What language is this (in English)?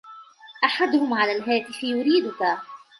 Arabic